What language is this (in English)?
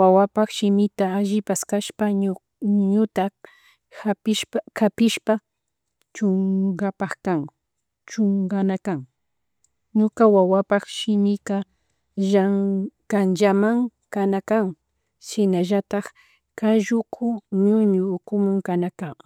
Chimborazo Highland Quichua